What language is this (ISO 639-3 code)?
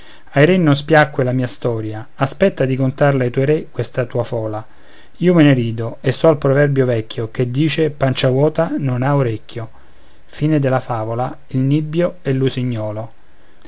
ita